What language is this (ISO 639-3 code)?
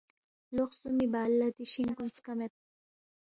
bft